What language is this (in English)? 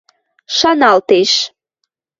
Western Mari